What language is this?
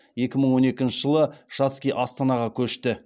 Kazakh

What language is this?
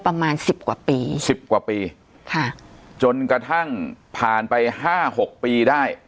Thai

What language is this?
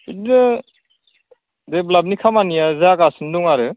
Bodo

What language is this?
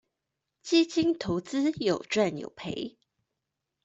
Chinese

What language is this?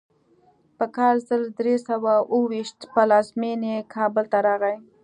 Pashto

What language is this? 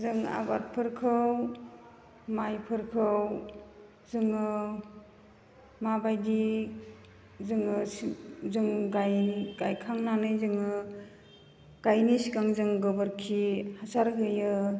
Bodo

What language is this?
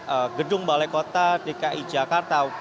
Indonesian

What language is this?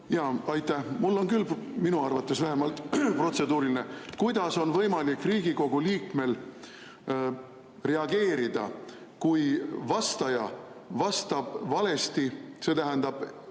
Estonian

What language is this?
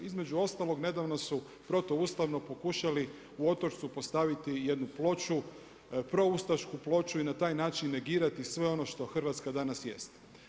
Croatian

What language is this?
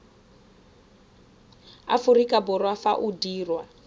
Tswana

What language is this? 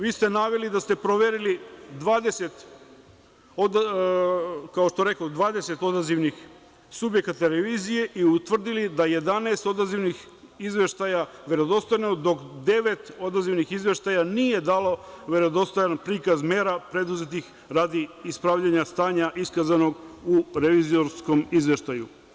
Serbian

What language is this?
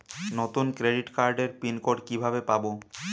Bangla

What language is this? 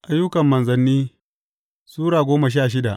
Hausa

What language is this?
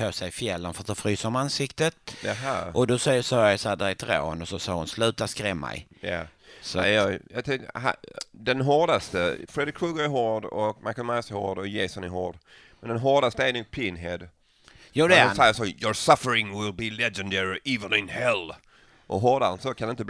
Swedish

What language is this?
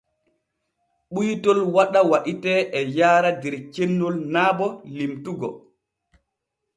Borgu Fulfulde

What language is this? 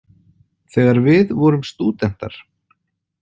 Icelandic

